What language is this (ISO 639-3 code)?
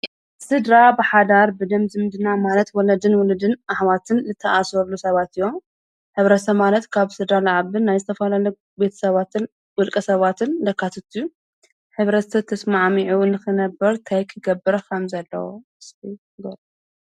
tir